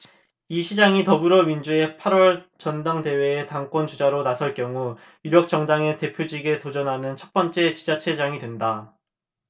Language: Korean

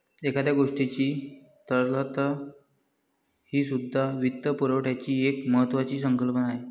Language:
Marathi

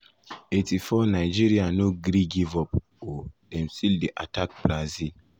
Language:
Nigerian Pidgin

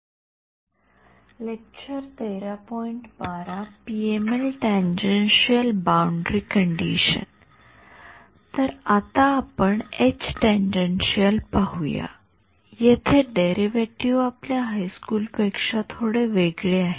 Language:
Marathi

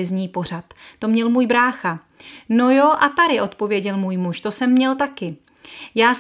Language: Czech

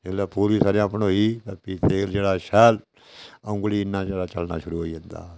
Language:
Dogri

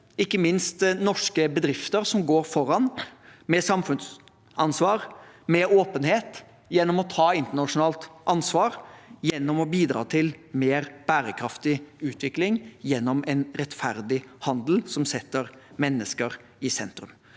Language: Norwegian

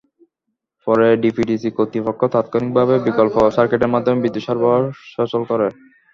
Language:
Bangla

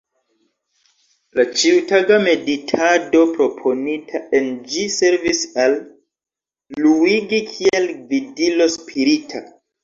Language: Esperanto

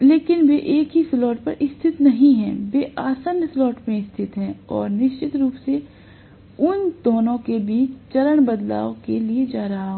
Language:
Hindi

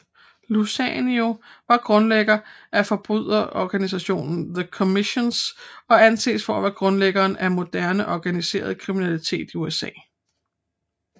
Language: Danish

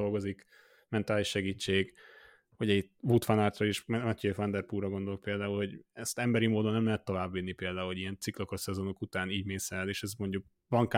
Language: Hungarian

